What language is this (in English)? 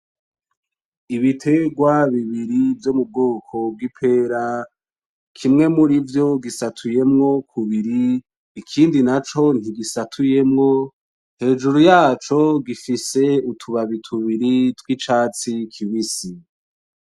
Rundi